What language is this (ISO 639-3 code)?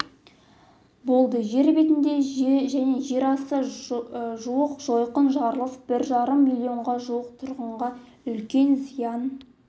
kaz